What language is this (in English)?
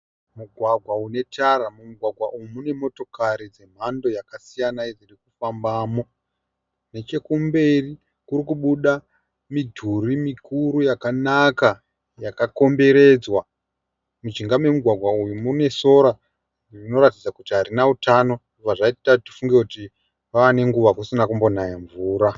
Shona